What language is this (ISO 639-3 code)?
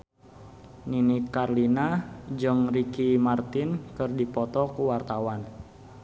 sun